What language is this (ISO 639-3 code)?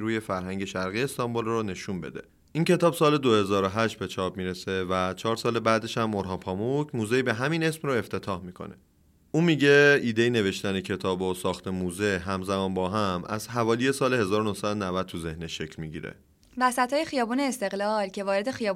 fas